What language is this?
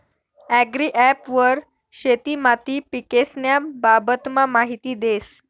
Marathi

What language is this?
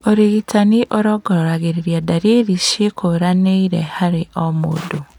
Kikuyu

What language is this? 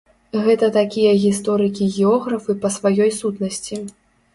Belarusian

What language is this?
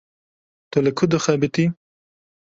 Kurdish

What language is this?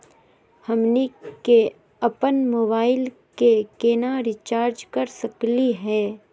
Magahi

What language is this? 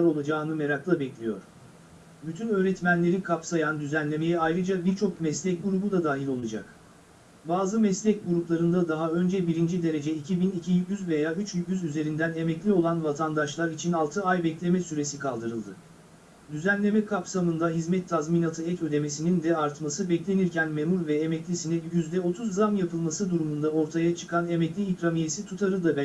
Turkish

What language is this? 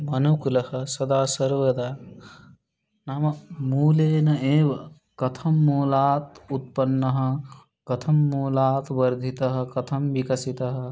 Sanskrit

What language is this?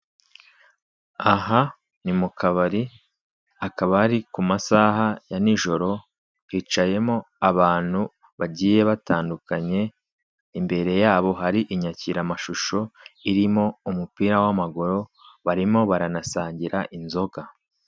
Kinyarwanda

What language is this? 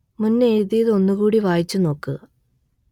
Malayalam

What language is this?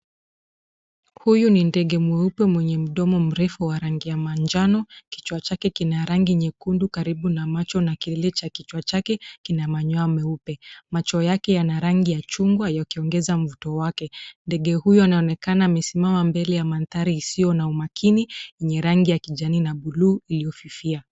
Swahili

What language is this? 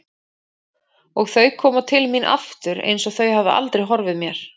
Icelandic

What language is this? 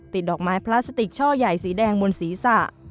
Thai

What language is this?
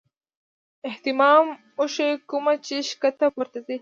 Pashto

